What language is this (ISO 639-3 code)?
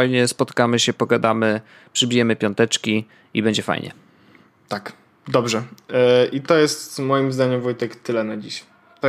pol